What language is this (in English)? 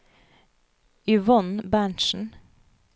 Norwegian